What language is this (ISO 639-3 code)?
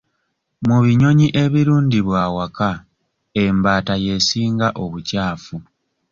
lug